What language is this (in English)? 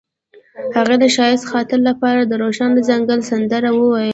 Pashto